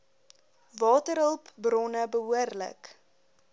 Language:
Afrikaans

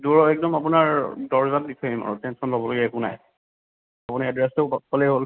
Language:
Assamese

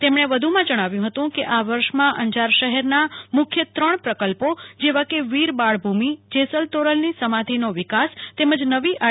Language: Gujarati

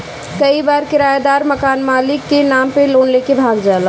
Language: Bhojpuri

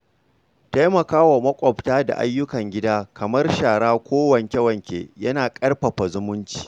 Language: Hausa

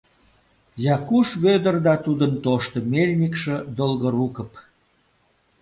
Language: Mari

